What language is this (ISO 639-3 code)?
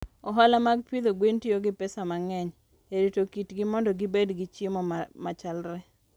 luo